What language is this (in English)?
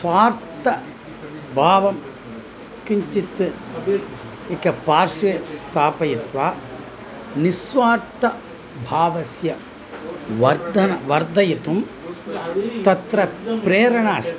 Sanskrit